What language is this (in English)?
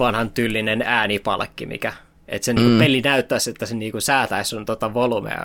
Finnish